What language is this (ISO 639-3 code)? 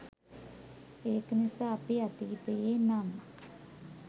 sin